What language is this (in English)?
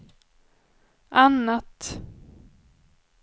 Swedish